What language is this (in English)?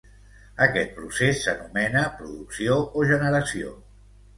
Catalan